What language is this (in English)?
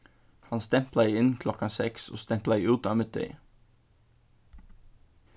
Faroese